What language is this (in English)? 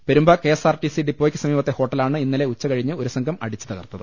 Malayalam